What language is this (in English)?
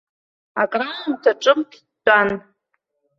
Abkhazian